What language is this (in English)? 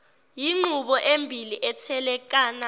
Zulu